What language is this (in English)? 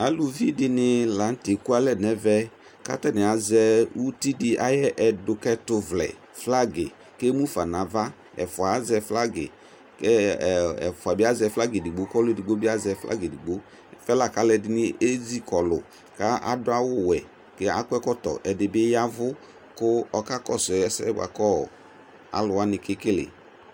Ikposo